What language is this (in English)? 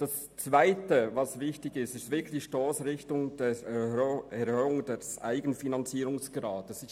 Swiss German